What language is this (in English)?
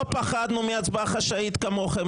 Hebrew